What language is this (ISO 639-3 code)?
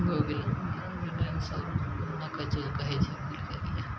mai